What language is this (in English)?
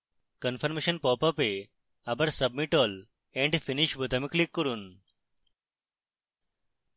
Bangla